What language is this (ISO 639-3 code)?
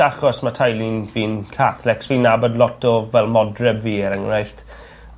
cym